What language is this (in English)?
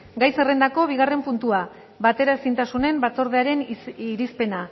Basque